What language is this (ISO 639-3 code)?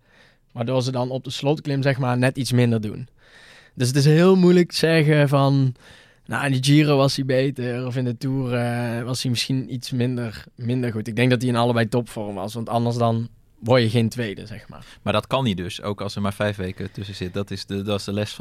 nld